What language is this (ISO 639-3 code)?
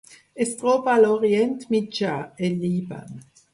cat